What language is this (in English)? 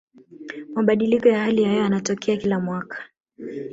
Swahili